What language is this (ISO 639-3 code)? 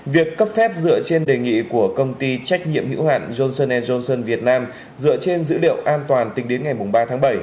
vie